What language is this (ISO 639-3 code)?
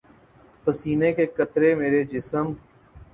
urd